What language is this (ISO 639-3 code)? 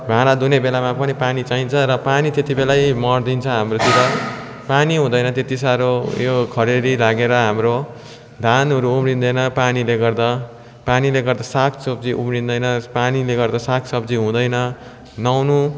nep